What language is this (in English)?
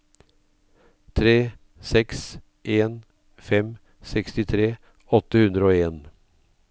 Norwegian